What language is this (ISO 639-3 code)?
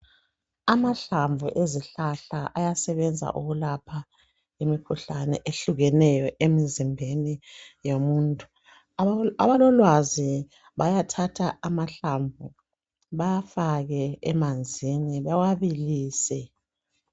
nde